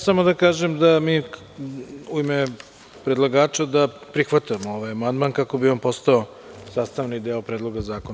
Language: Serbian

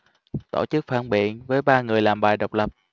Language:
Vietnamese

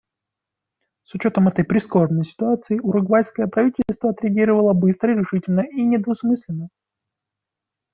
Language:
Russian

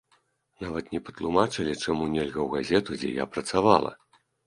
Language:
Belarusian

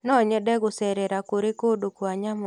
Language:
Kikuyu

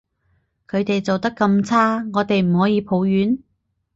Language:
Cantonese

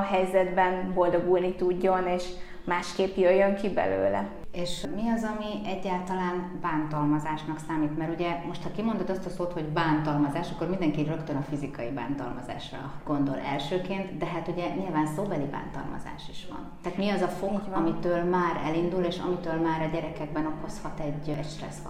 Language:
Hungarian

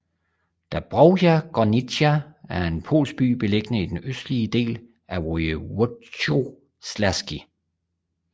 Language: Danish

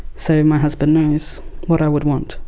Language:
English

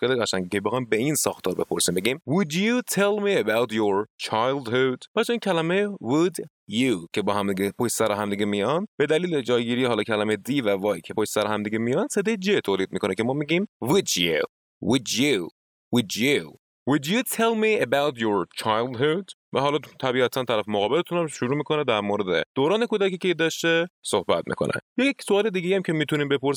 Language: Persian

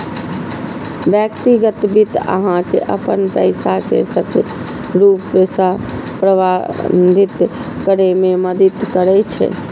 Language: Maithili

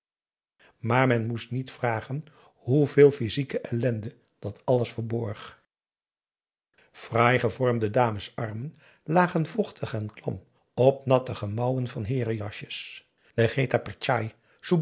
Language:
Dutch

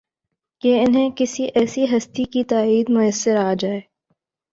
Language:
Urdu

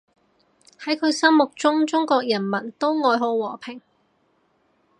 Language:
Cantonese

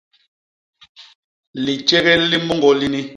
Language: Basaa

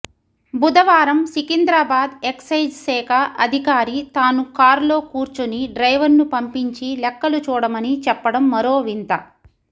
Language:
Telugu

